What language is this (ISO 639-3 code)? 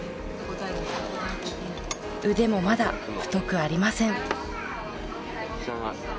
jpn